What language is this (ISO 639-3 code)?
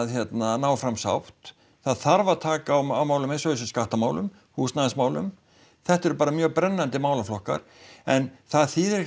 isl